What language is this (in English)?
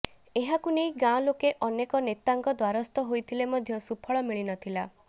Odia